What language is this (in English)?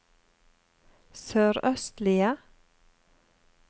Norwegian